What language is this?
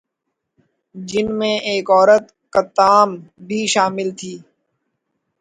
Urdu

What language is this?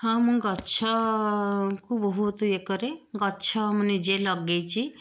Odia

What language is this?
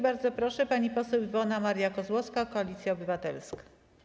Polish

